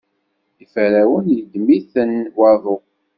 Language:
Kabyle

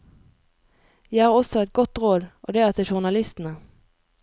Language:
Norwegian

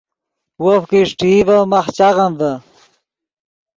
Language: Yidgha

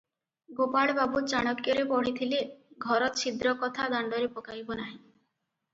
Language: Odia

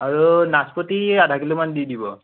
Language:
Assamese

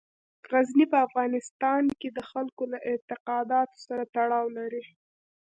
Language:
Pashto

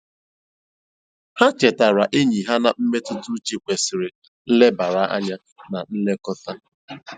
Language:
Igbo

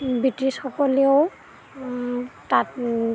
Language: Assamese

